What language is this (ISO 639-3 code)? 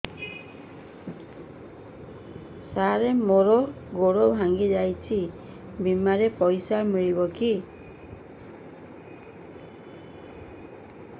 ori